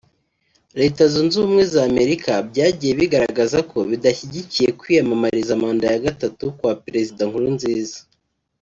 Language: Kinyarwanda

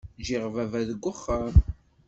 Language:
Kabyle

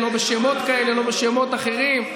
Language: Hebrew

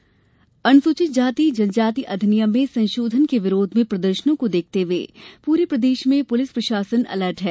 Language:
Hindi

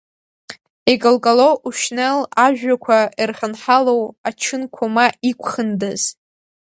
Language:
Abkhazian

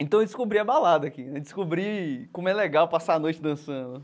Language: Portuguese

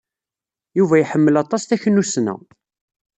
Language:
Kabyle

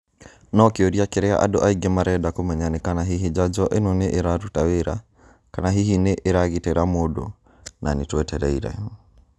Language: Kikuyu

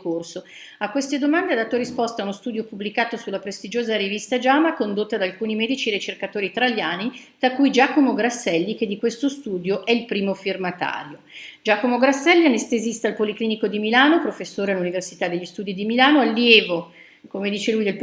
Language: Italian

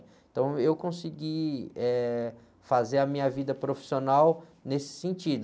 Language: Portuguese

